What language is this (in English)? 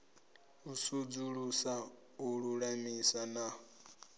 Venda